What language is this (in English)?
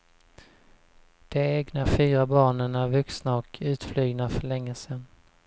Swedish